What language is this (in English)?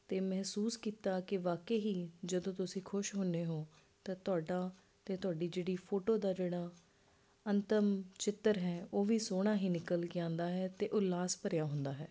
Punjabi